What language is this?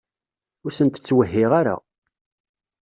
Kabyle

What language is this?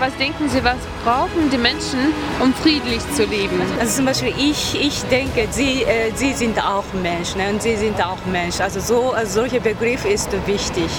Russian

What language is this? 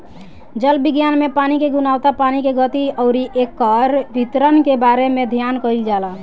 Bhojpuri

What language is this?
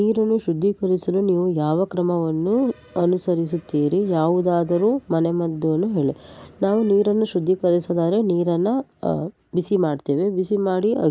Kannada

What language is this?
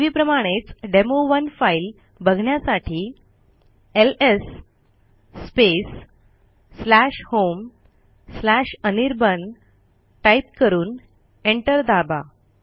Marathi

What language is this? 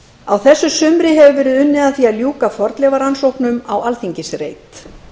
Icelandic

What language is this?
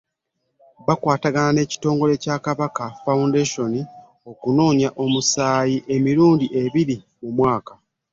Ganda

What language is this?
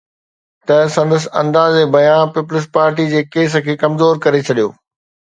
Sindhi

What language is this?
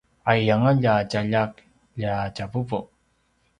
Paiwan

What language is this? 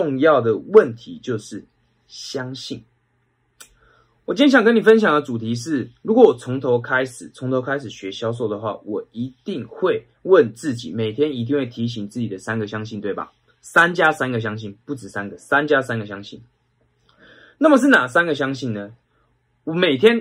Chinese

